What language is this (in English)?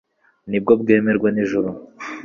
Kinyarwanda